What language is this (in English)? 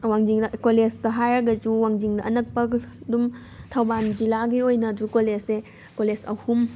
Manipuri